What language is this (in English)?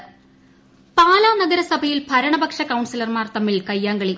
Malayalam